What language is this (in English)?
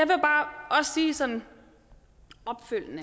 Danish